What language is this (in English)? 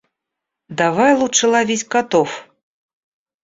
Russian